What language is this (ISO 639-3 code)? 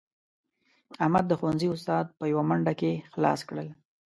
pus